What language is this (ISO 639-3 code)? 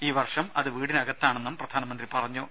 mal